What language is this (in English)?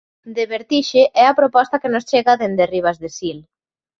Galician